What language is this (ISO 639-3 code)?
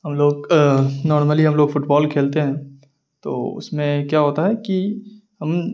urd